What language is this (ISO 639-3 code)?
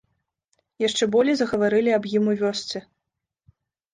bel